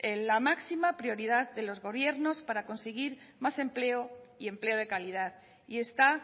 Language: Spanish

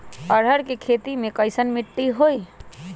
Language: Magahi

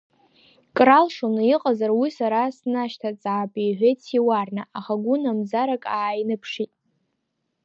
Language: Abkhazian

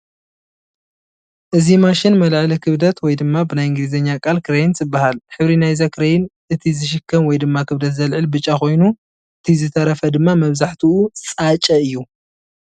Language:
Tigrinya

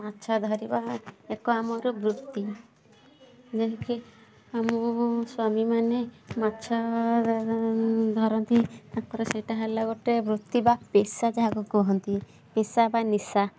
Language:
Odia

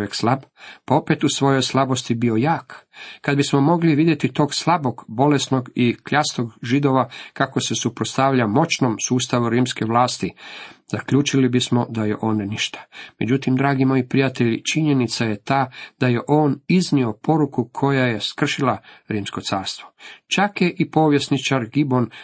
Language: Croatian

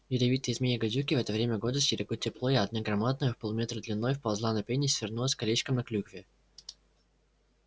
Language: Russian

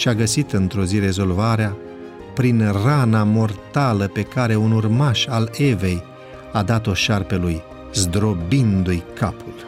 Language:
Romanian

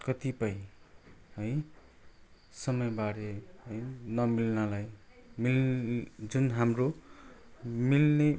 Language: Nepali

